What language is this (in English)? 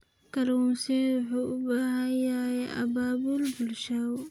Somali